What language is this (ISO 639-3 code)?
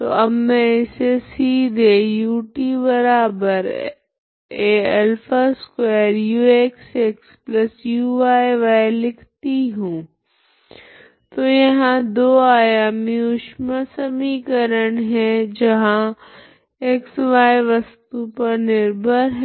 hin